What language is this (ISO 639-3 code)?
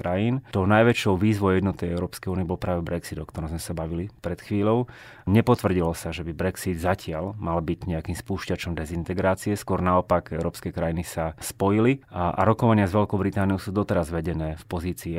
slk